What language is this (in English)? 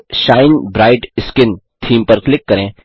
Hindi